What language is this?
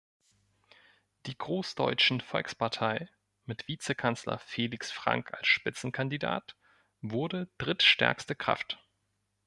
German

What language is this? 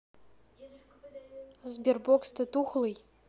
Russian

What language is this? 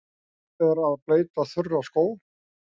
Icelandic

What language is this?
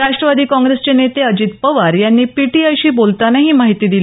Marathi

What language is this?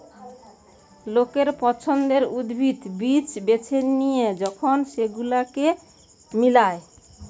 Bangla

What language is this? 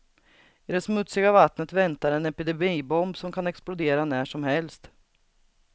Swedish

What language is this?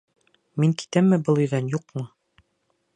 Bashkir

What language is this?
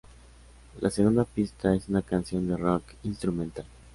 Spanish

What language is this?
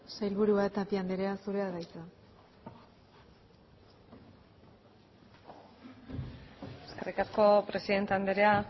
Basque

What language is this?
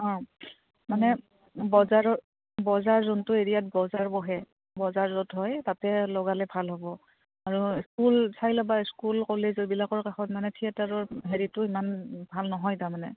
Assamese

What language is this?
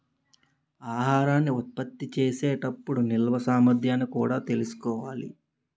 Telugu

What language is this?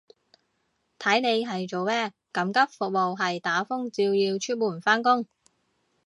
Cantonese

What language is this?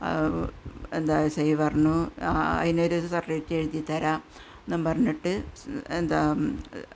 Malayalam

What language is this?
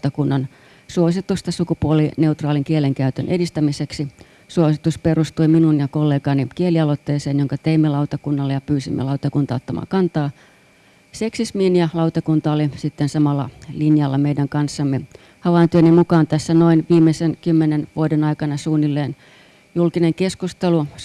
Finnish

